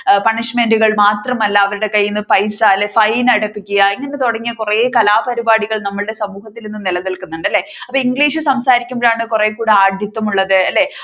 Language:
Malayalam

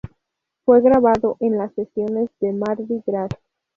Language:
Spanish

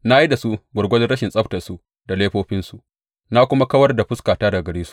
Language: Hausa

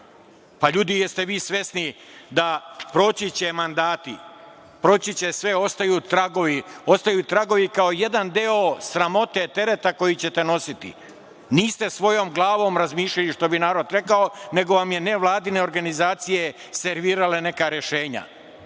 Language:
Serbian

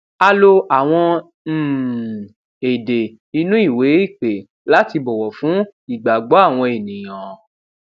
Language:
Yoruba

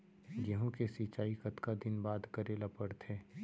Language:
Chhattisgarhi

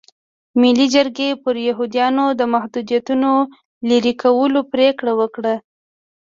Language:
Pashto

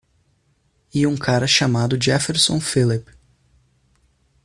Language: Portuguese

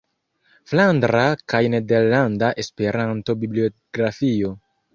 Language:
Esperanto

